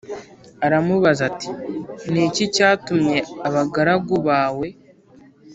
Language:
Kinyarwanda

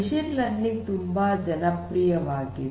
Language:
Kannada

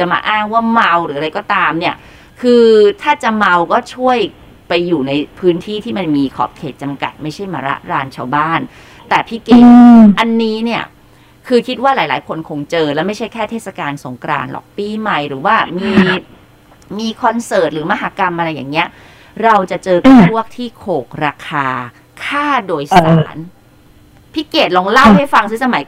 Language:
Thai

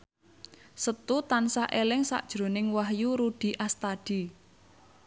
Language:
Javanese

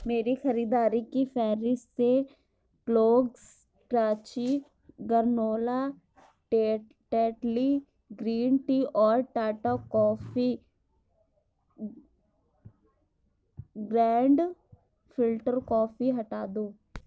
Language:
Urdu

